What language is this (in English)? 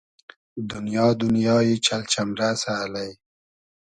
Hazaragi